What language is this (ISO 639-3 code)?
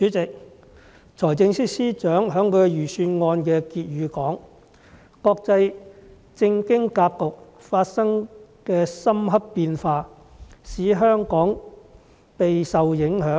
yue